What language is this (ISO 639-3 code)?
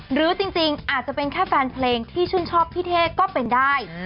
tha